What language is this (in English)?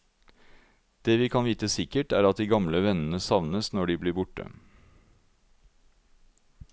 Norwegian